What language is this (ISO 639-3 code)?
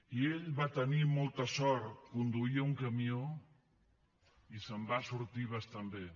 cat